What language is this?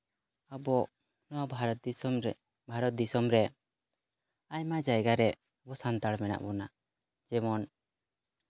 Santali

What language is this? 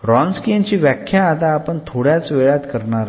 Marathi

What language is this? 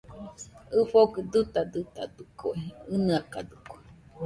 Nüpode Huitoto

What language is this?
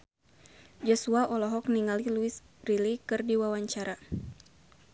Sundanese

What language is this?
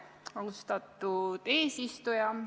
Estonian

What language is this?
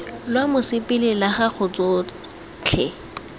Tswana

